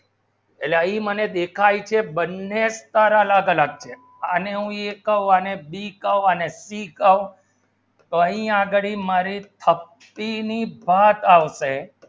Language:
Gujarati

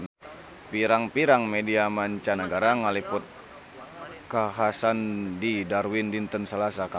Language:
Sundanese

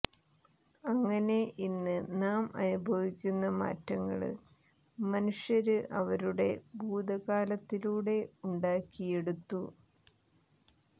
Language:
Malayalam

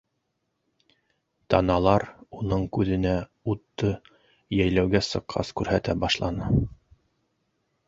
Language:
Bashkir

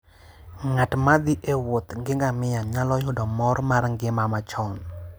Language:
Luo (Kenya and Tanzania)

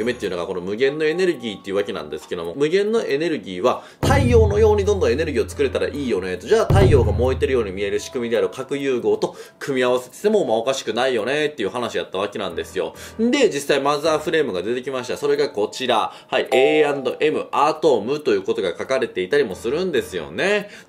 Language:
Japanese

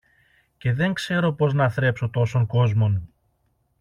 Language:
Greek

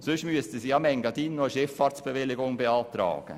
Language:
Swiss German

